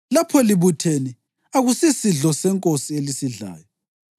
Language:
North Ndebele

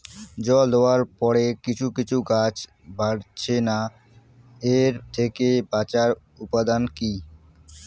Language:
Bangla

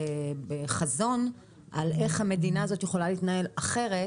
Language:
Hebrew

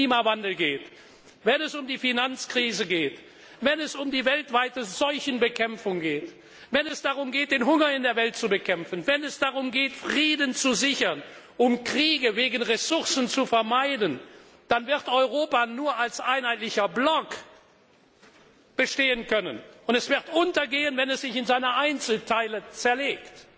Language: German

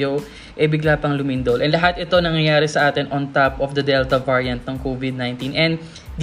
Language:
Filipino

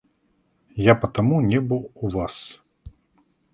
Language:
Russian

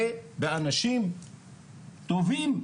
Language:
Hebrew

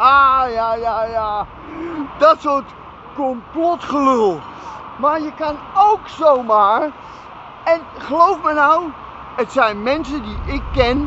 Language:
Dutch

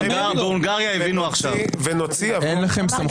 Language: Hebrew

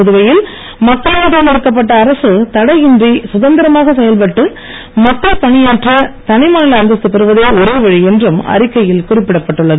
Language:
Tamil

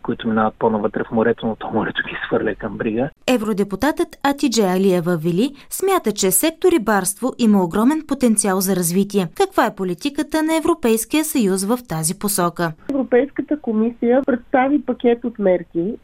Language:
Bulgarian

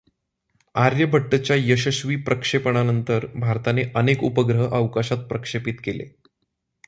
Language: Marathi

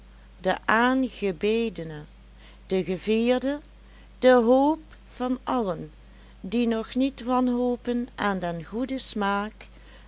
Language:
Dutch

